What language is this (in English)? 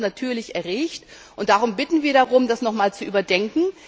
German